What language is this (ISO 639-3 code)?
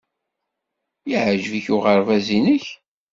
kab